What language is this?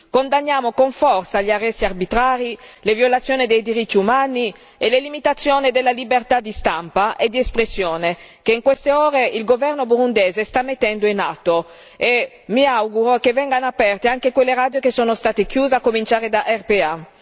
Italian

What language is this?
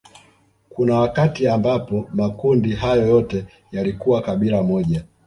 Swahili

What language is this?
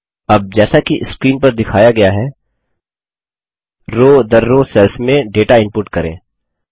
Hindi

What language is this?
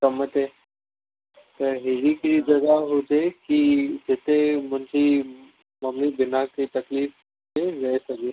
Sindhi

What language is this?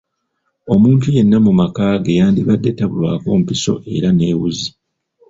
Ganda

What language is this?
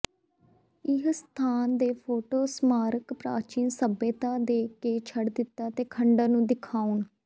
Punjabi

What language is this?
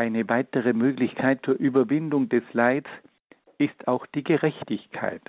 German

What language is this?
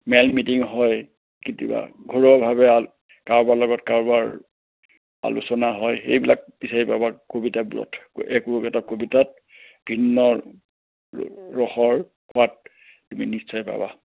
Assamese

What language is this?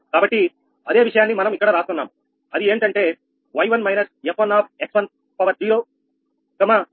Telugu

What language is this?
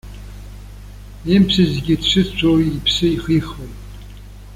Abkhazian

